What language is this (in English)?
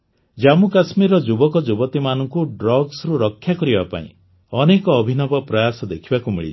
Odia